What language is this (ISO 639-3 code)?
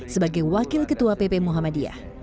ind